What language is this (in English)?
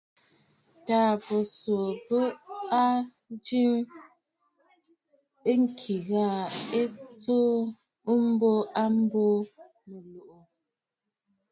Bafut